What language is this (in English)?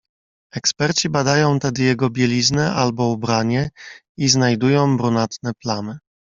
Polish